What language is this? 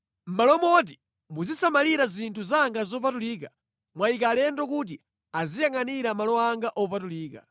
Nyanja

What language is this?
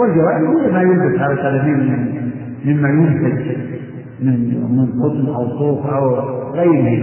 Arabic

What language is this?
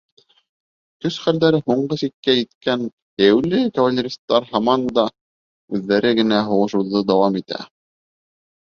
Bashkir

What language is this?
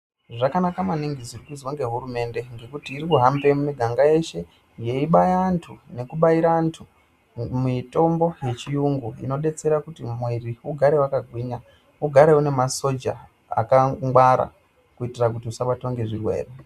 Ndau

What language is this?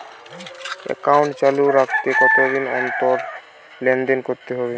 Bangla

